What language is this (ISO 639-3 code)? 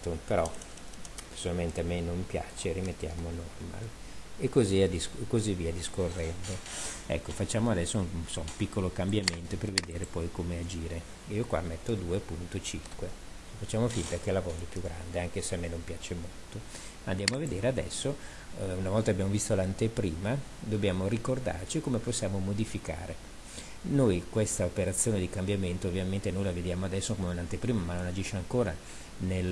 ita